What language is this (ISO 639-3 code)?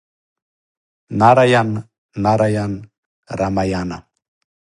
srp